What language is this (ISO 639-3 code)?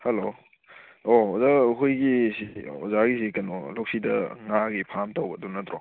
mni